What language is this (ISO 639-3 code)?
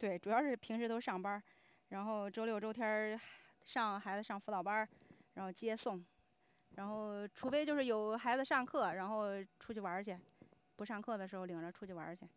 zho